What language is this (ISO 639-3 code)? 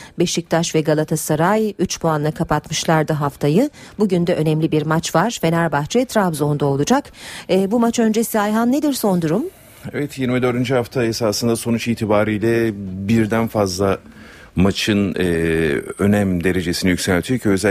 tur